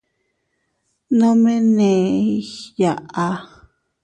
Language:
Teutila Cuicatec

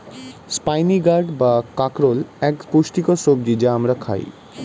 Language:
Bangla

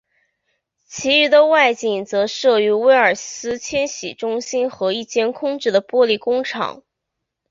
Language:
Chinese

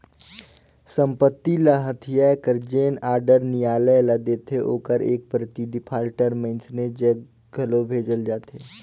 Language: Chhattisgarhi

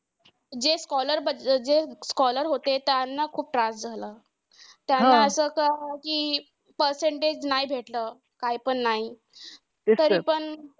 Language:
Marathi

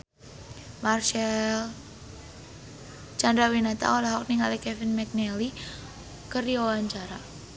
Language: Sundanese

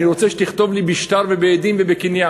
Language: Hebrew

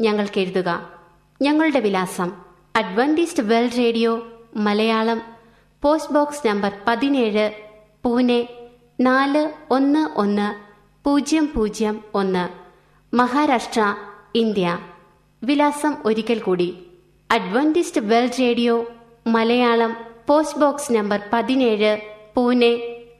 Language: Malayalam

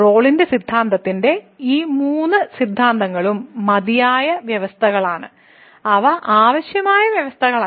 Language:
Malayalam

